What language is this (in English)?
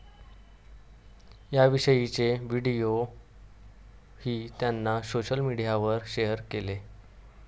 Marathi